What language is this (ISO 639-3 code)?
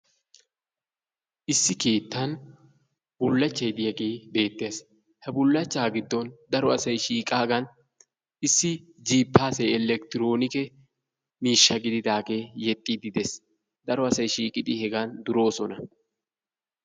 wal